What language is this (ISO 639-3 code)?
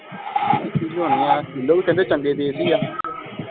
pan